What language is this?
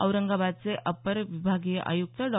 Marathi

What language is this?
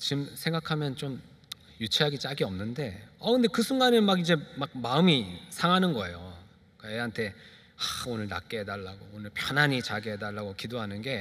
Korean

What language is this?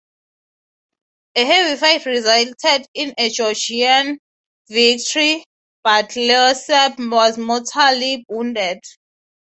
English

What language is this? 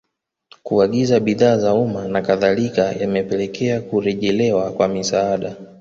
Swahili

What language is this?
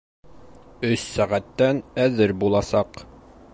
Bashkir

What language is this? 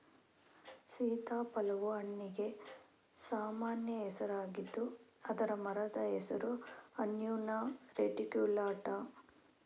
Kannada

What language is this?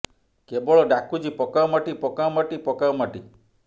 Odia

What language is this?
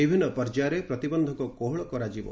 Odia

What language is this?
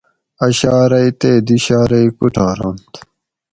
Gawri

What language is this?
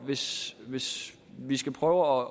Danish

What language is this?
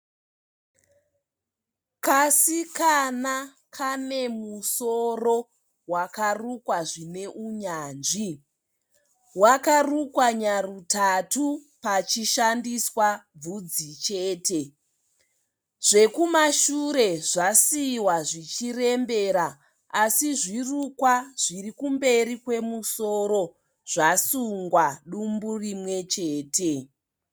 Shona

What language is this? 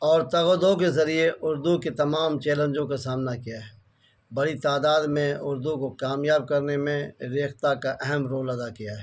Urdu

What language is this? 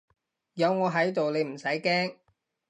Cantonese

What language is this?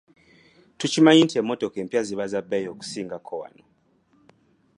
Ganda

